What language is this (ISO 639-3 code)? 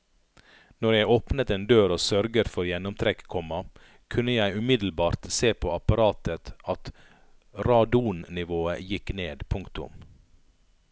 nor